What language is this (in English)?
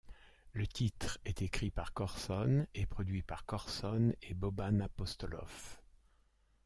French